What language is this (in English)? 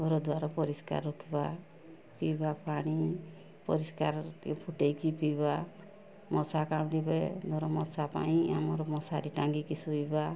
Odia